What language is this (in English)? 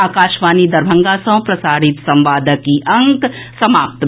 Maithili